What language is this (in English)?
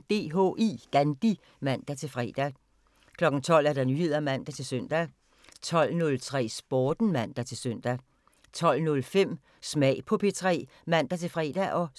Danish